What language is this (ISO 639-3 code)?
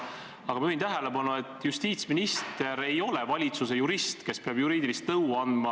est